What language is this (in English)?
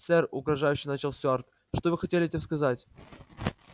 Russian